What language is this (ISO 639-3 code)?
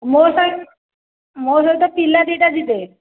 ori